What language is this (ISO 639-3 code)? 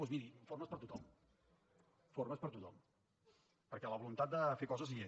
cat